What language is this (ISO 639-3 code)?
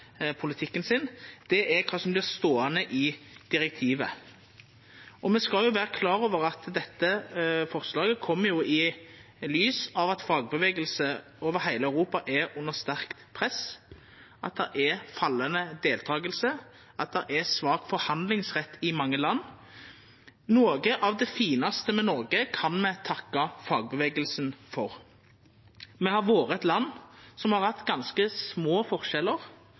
nno